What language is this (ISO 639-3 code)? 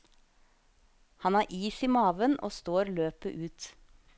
nor